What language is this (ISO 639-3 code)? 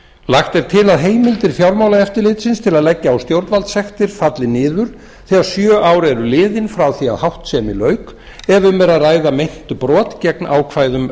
isl